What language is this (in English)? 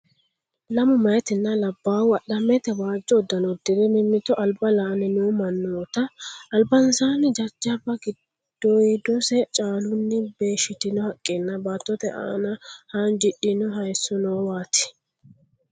Sidamo